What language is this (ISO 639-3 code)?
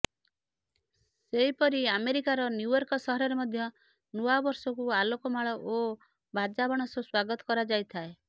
ori